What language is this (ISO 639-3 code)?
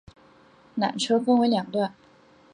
zho